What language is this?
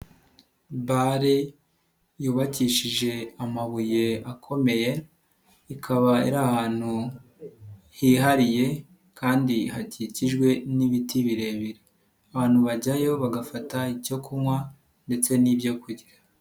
Kinyarwanda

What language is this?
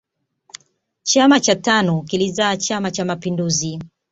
Swahili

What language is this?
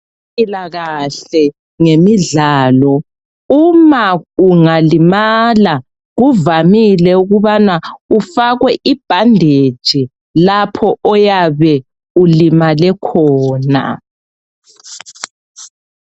North Ndebele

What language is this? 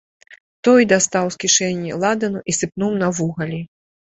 Belarusian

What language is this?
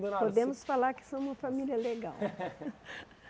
Portuguese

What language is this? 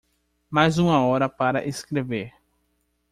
Portuguese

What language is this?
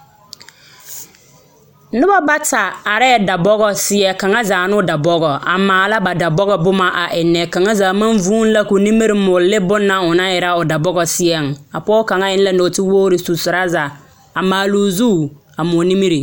Southern Dagaare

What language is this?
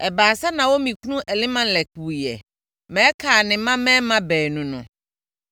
Akan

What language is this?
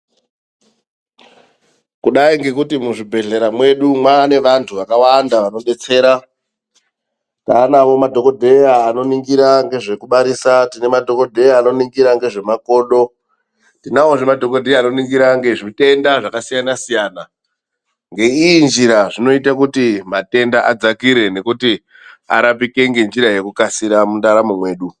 Ndau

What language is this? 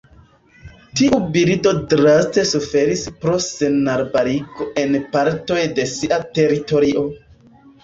Esperanto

